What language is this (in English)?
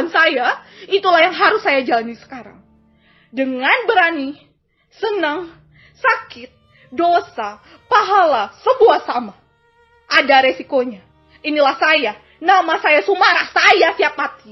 Indonesian